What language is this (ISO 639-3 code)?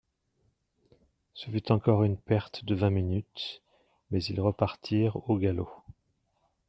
fra